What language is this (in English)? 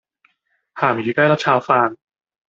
Cantonese